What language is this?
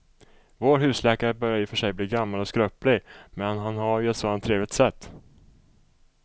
Swedish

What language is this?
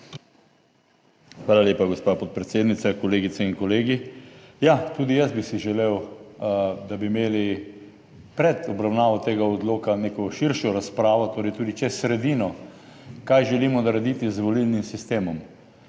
Slovenian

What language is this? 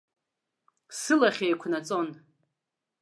Abkhazian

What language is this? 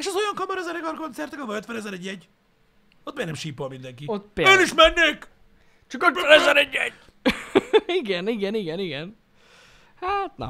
Hungarian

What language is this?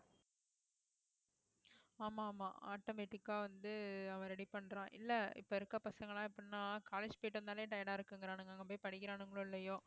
Tamil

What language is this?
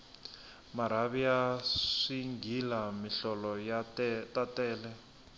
Tsonga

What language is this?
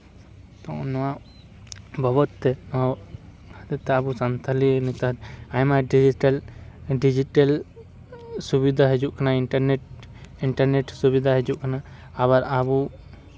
Santali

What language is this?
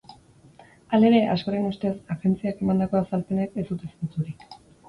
Basque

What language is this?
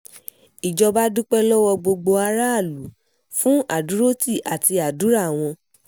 Yoruba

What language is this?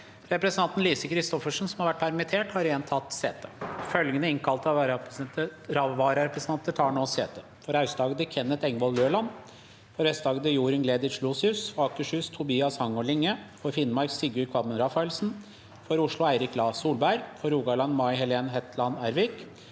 Norwegian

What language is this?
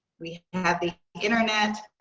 English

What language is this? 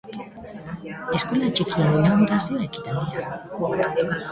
Basque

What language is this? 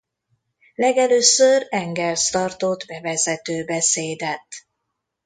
Hungarian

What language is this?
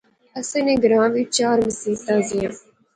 Pahari-Potwari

